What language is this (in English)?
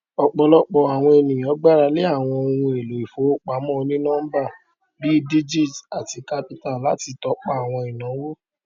Yoruba